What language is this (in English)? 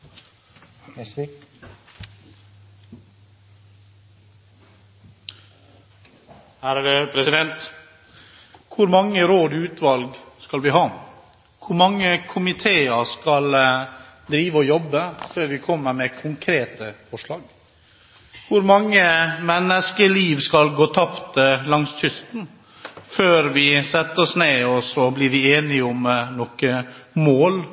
Norwegian